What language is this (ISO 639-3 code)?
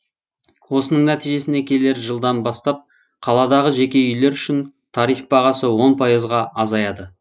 kaz